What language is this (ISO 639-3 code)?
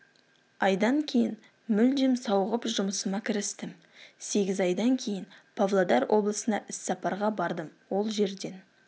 kaz